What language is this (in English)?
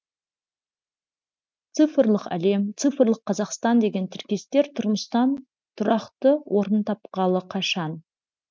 Kazakh